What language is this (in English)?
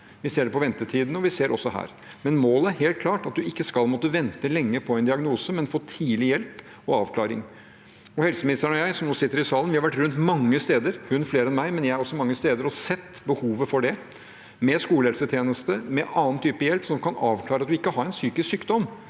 Norwegian